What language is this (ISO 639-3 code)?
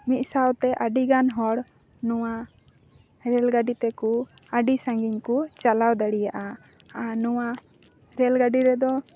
sat